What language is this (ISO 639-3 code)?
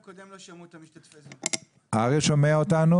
heb